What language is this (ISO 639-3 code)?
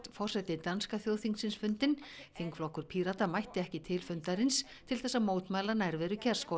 isl